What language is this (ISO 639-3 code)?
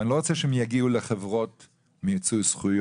heb